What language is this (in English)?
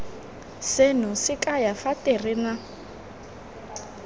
Tswana